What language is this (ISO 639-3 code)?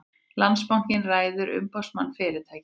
isl